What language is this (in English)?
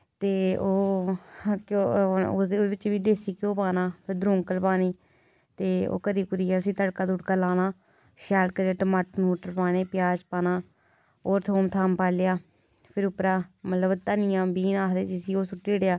Dogri